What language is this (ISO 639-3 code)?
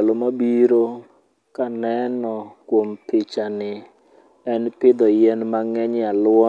luo